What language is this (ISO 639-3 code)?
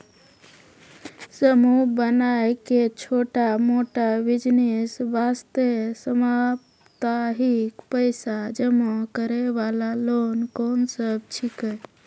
mai